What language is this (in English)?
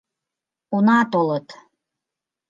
Mari